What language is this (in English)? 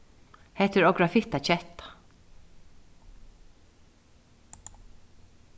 Faroese